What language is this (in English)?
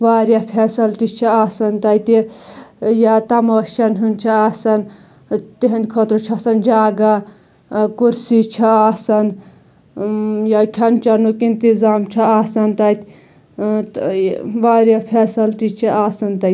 Kashmiri